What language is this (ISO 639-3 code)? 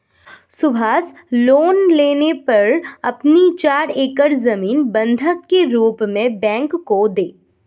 hin